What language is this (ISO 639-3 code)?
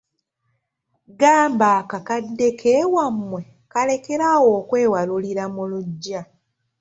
lug